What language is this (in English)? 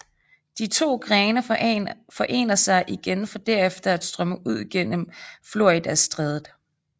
Danish